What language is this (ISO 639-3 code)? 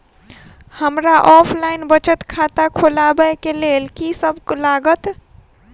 mai